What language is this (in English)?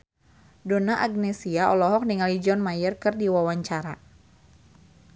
Sundanese